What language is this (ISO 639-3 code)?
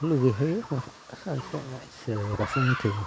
brx